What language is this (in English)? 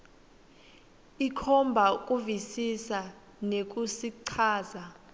Swati